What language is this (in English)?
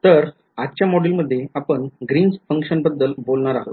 Marathi